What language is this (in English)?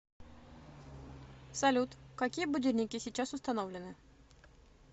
Russian